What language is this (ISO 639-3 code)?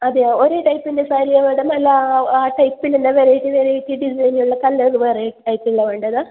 mal